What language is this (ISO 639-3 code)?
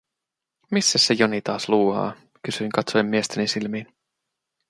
fin